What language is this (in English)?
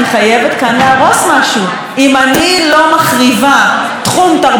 Hebrew